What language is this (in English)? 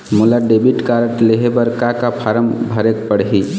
Chhattisgarhi